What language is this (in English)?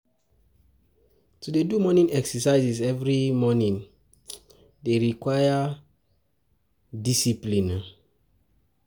Nigerian Pidgin